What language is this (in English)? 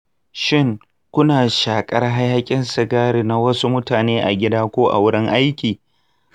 Hausa